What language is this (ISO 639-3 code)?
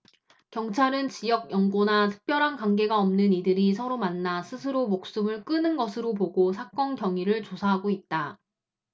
kor